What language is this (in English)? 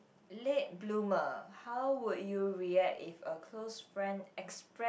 English